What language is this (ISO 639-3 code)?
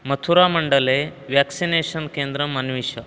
san